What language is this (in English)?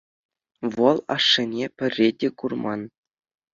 Chuvash